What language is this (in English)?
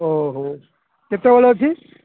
Odia